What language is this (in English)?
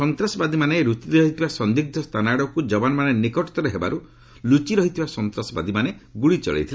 Odia